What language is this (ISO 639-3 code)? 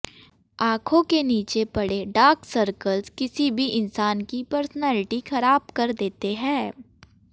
hin